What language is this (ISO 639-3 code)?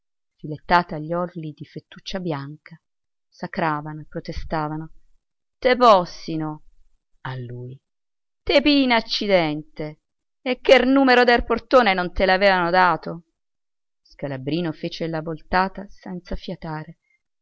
ita